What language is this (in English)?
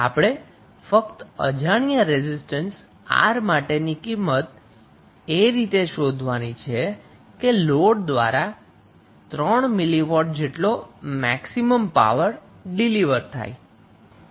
Gujarati